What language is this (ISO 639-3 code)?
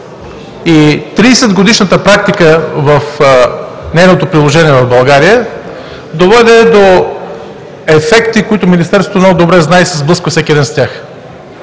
bul